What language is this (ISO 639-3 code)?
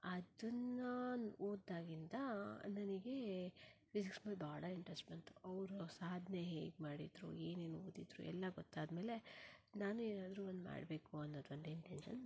kan